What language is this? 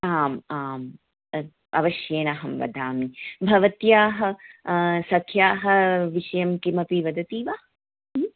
Sanskrit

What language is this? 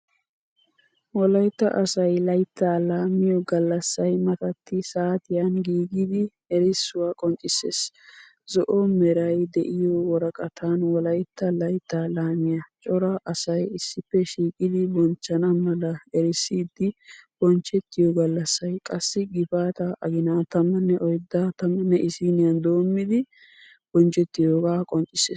Wolaytta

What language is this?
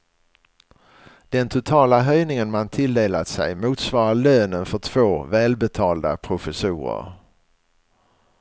Swedish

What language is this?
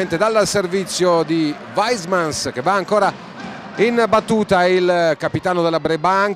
Italian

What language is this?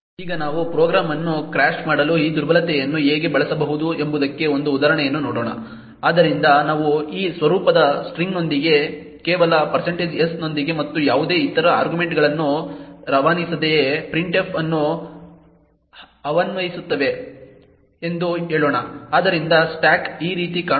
Kannada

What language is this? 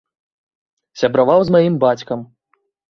Belarusian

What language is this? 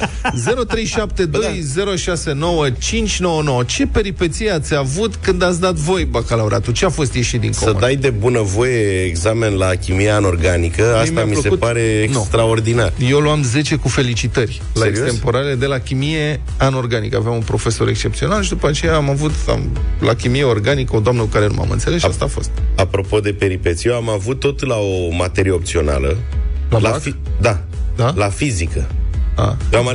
Romanian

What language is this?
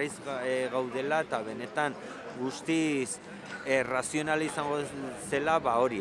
Spanish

